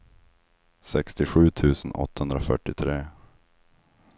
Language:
Swedish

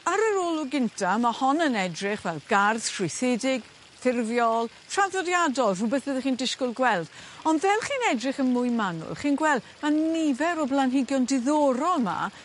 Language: Welsh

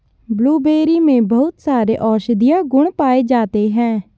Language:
Hindi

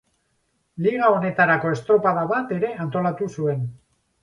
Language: Basque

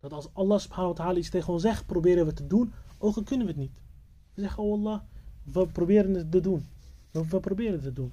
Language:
Dutch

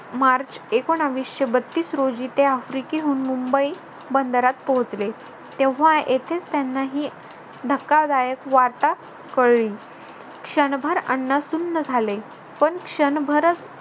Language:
Marathi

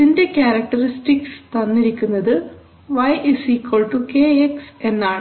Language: Malayalam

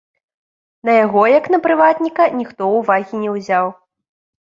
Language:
Belarusian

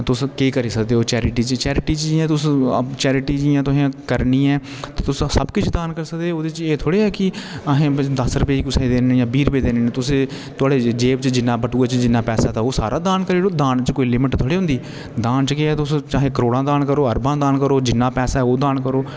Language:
Dogri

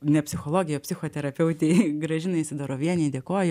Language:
Lithuanian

